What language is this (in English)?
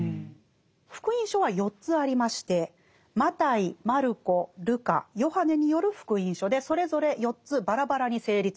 Japanese